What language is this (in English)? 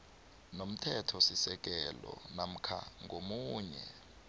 South Ndebele